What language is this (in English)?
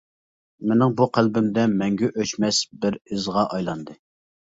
Uyghur